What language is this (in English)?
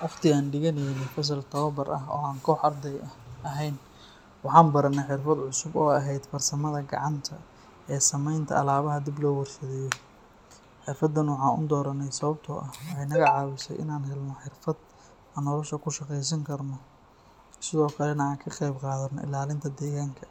Somali